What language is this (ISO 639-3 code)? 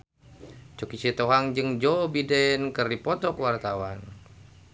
sun